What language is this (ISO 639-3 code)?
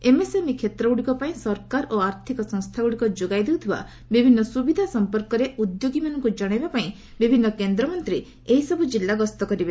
ori